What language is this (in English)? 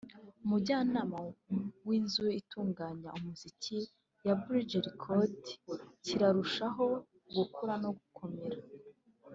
Kinyarwanda